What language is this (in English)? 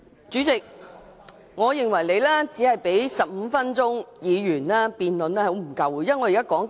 Cantonese